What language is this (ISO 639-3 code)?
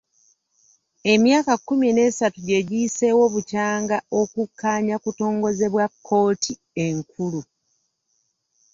lug